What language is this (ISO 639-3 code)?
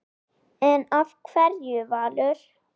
isl